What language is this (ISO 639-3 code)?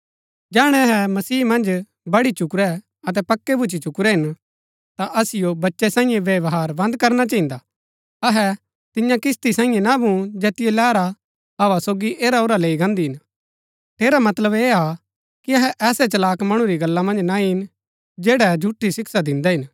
gbk